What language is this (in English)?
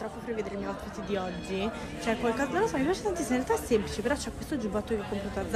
Italian